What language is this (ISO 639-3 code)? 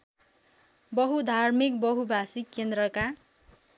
nep